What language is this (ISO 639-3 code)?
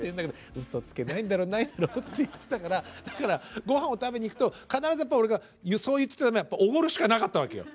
jpn